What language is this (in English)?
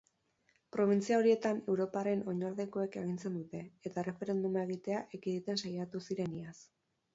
Basque